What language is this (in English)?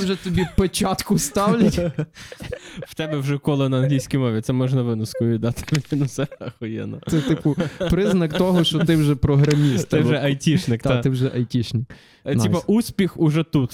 Ukrainian